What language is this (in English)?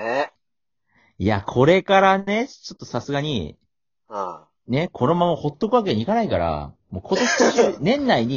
Japanese